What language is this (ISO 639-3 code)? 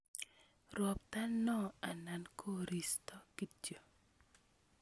kln